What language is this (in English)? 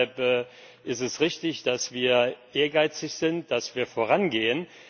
German